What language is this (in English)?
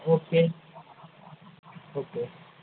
Gujarati